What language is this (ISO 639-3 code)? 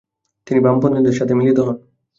ben